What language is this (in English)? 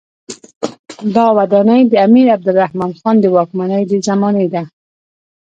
Pashto